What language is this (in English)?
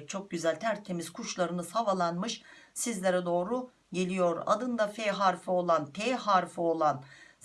Turkish